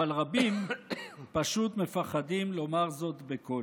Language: Hebrew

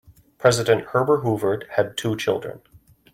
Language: English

